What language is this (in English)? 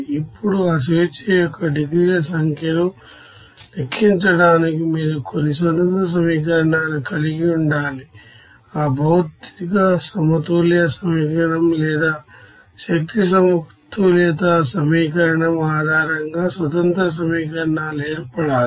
Telugu